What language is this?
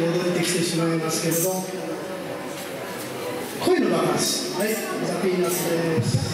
Japanese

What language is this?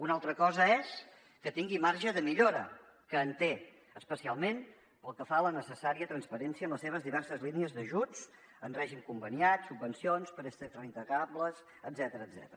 Catalan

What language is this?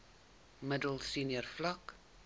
Afrikaans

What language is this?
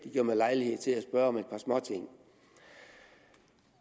Danish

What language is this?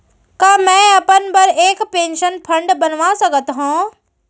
Chhattisgarhi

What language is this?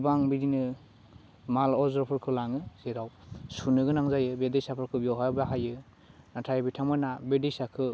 Bodo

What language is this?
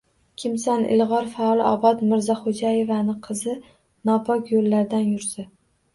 Uzbek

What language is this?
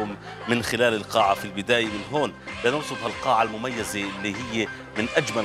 Arabic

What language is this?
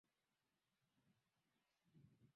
Swahili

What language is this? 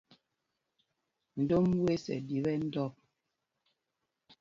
Mpumpong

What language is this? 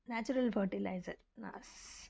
Sanskrit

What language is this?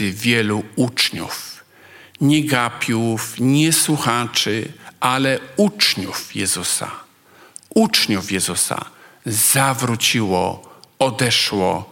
Polish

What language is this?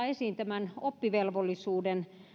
Finnish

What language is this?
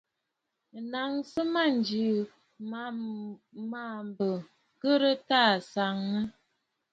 Bafut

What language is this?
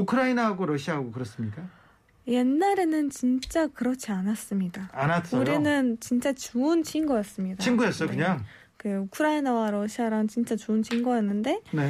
Korean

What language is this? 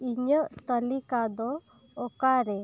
Santali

